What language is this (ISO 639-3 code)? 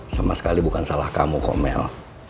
ind